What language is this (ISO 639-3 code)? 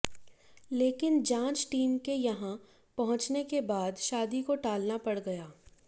hin